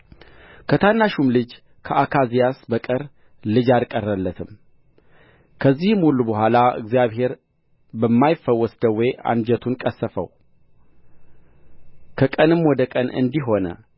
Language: Amharic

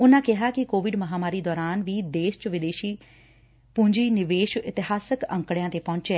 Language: Punjabi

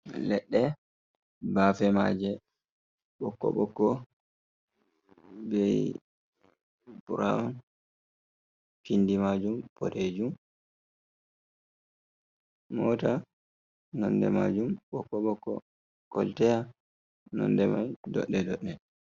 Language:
Fula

